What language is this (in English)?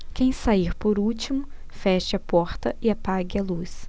Portuguese